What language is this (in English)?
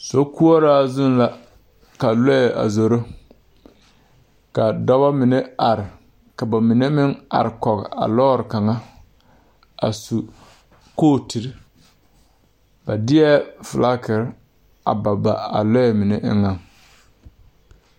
Southern Dagaare